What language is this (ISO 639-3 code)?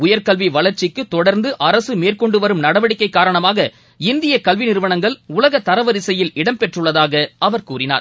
tam